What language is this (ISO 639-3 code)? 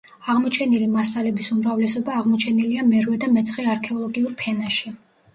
kat